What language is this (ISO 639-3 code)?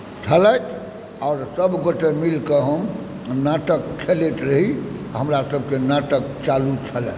mai